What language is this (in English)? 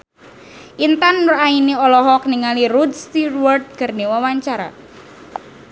Sundanese